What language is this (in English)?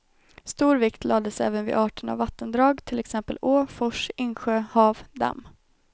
Swedish